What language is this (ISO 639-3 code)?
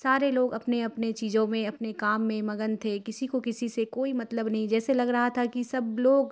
urd